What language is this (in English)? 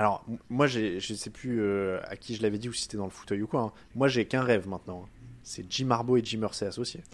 French